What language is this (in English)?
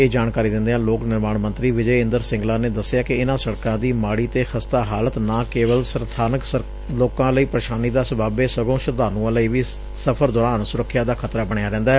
Punjabi